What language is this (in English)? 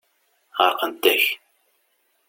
Kabyle